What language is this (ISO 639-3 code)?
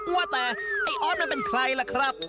tha